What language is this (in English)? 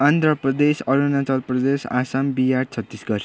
Nepali